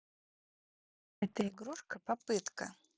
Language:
Russian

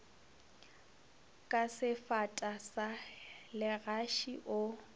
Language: Northern Sotho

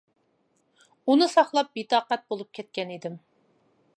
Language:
Uyghur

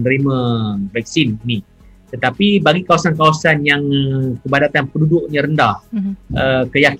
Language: Malay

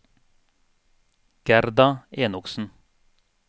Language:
Norwegian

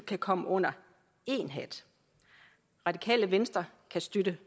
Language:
Danish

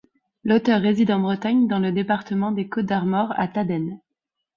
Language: French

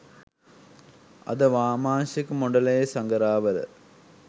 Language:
Sinhala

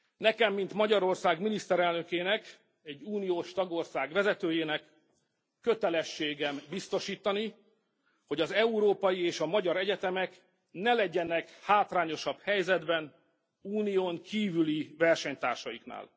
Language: Hungarian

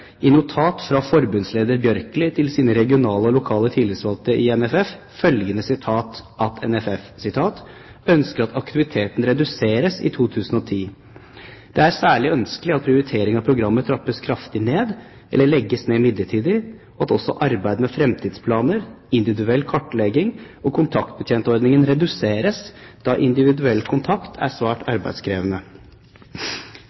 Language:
Norwegian Bokmål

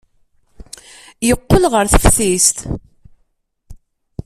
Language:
Kabyle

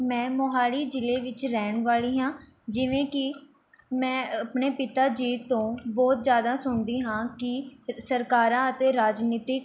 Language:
Punjabi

